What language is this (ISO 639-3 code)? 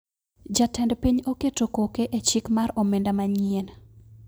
luo